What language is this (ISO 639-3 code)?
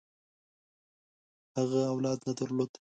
pus